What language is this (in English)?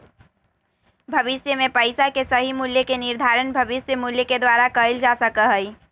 Magahi